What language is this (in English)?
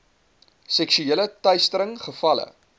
Afrikaans